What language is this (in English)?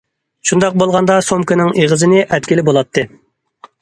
Uyghur